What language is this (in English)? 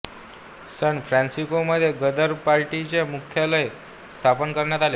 Marathi